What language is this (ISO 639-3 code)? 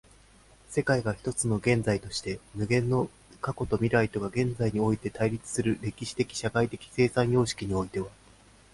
jpn